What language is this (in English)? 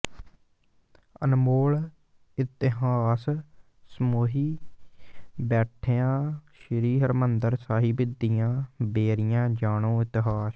Punjabi